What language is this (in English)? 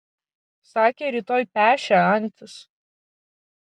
Lithuanian